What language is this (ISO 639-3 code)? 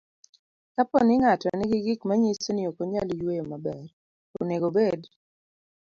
luo